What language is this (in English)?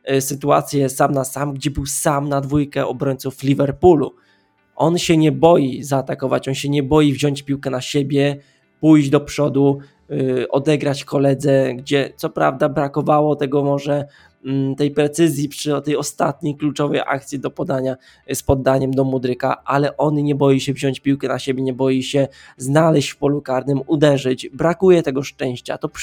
Polish